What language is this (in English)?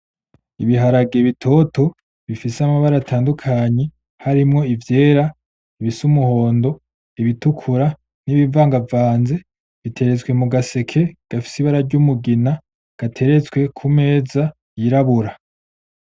Rundi